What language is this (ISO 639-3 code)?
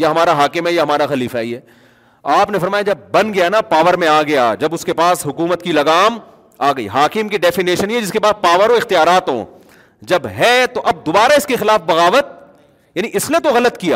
urd